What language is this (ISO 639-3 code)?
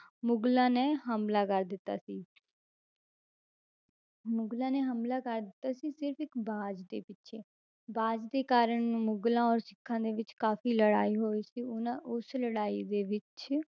pan